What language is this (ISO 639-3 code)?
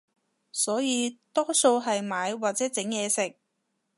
yue